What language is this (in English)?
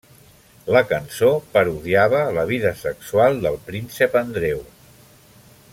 Catalan